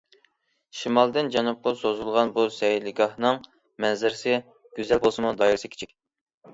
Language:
Uyghur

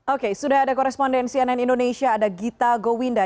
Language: Indonesian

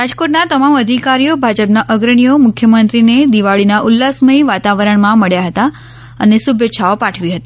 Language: Gujarati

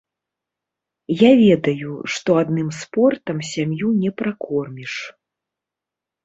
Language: Belarusian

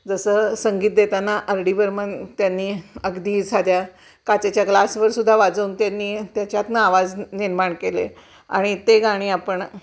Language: Marathi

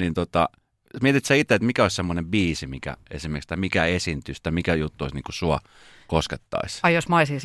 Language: Finnish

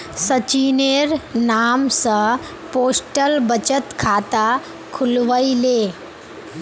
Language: Magahi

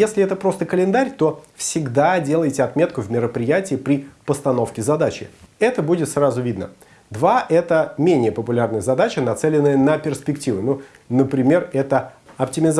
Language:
Russian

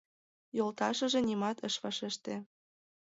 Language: Mari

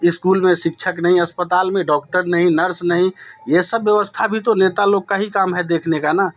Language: Hindi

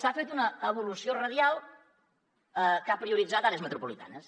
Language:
Catalan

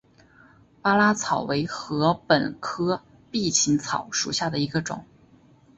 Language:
Chinese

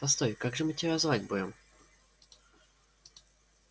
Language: Russian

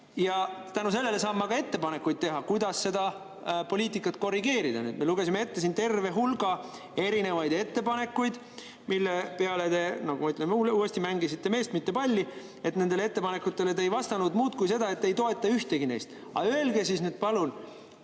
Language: Estonian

